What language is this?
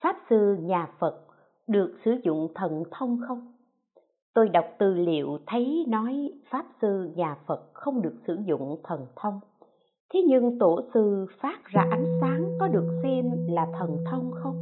Vietnamese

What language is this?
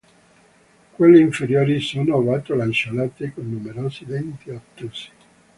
Italian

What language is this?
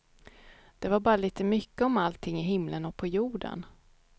Swedish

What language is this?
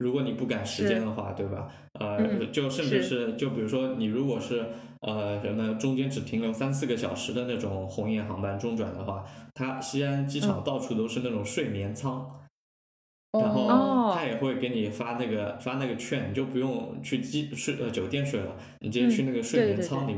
Chinese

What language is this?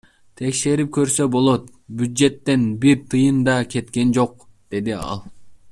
Kyrgyz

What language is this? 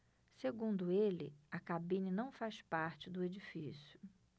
Portuguese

